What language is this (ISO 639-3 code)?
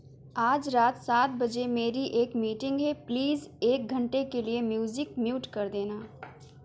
urd